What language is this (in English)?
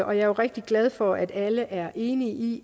Danish